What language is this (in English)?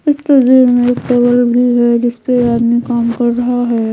Hindi